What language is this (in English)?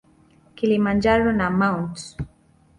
Swahili